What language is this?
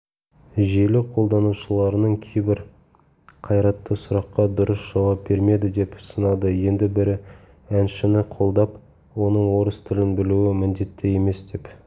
Kazakh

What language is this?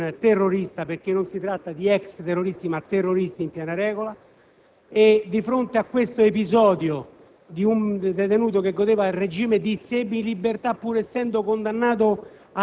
Italian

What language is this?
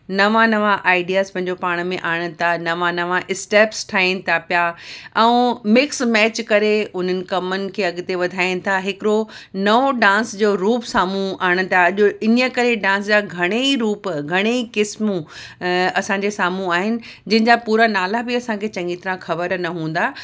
Sindhi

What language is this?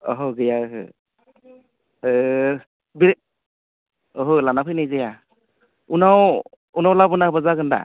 Bodo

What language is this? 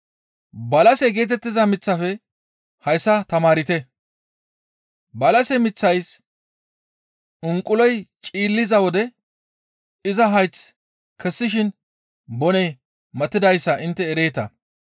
Gamo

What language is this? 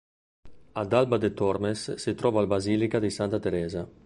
Italian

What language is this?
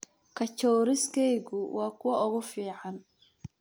Somali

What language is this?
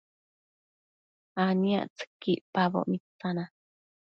Matsés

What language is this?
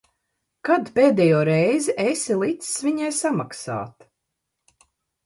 Latvian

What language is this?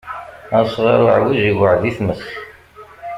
Kabyle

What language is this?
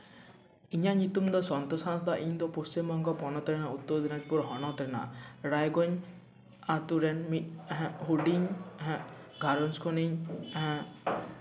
Santali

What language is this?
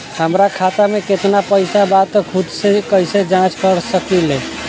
Bhojpuri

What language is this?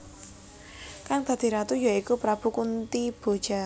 Javanese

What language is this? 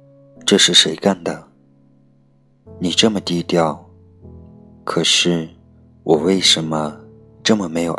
Chinese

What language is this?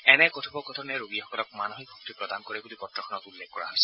Assamese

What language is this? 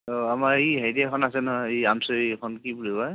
Assamese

